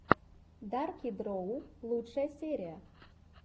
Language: Russian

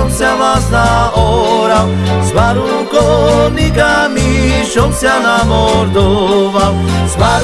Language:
Slovak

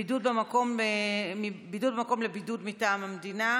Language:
Hebrew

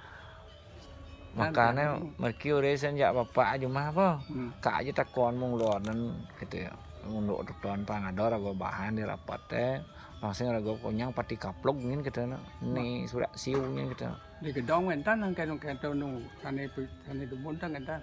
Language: Indonesian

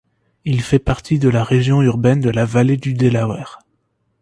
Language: French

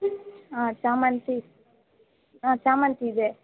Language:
Kannada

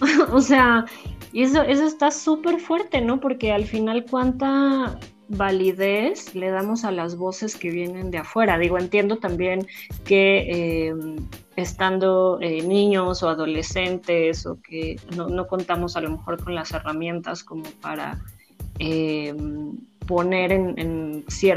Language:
Spanish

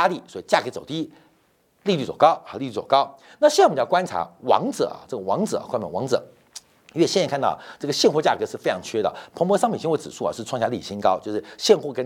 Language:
Chinese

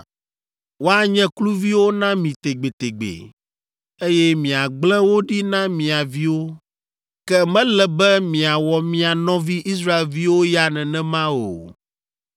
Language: Ewe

